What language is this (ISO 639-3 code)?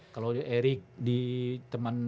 ind